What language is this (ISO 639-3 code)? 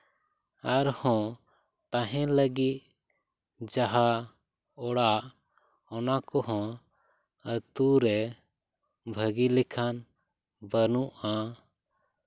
sat